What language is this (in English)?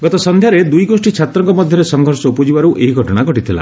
Odia